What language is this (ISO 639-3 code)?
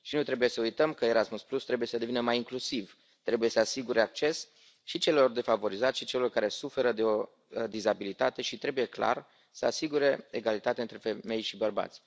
ron